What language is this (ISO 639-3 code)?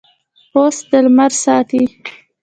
pus